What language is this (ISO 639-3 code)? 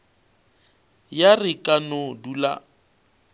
nso